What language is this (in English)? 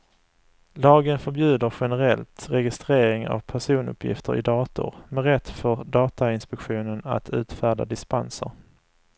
Swedish